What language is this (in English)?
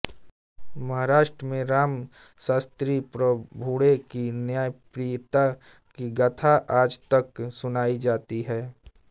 Hindi